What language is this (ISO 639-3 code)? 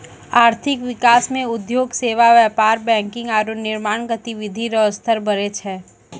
mai